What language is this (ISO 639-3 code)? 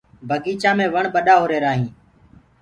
ggg